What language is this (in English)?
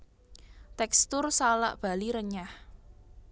Javanese